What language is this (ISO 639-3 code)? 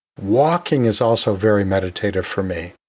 eng